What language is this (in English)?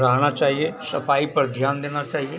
Hindi